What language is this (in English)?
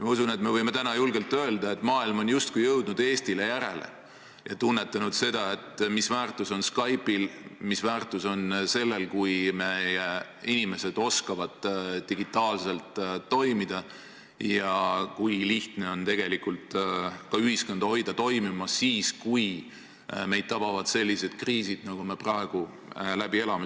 Estonian